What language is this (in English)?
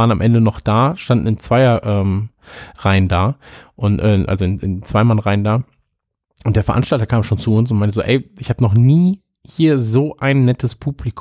German